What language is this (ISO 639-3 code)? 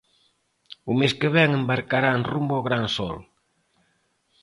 glg